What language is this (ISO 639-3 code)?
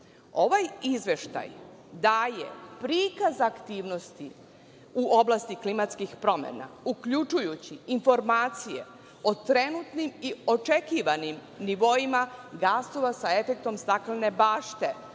srp